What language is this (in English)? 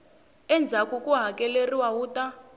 Tsonga